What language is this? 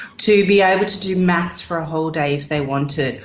English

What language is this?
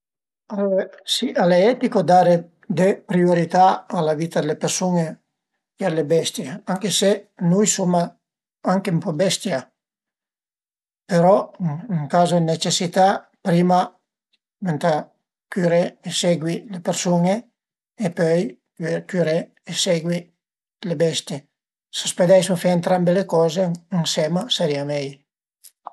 Piedmontese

